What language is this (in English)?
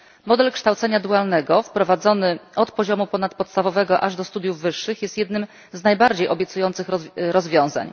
Polish